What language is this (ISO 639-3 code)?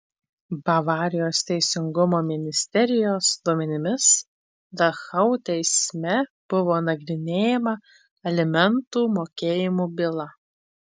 lit